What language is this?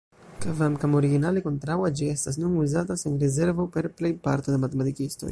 Esperanto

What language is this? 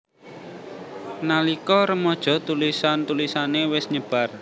Javanese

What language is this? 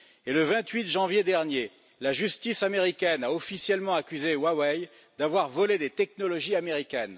French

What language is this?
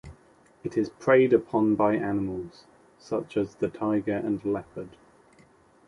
English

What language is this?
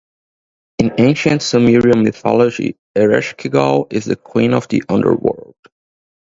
English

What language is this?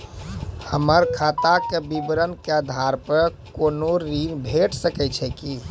Maithili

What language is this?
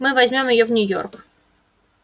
Russian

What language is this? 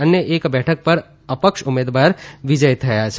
Gujarati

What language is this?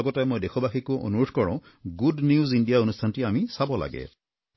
Assamese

